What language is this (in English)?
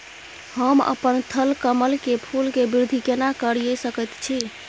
Maithili